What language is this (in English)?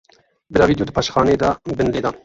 Kurdish